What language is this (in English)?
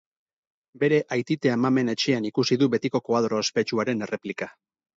Basque